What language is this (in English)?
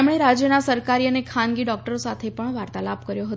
Gujarati